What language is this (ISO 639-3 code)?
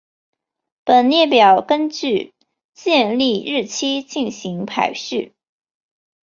zho